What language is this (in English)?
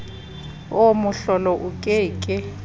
Southern Sotho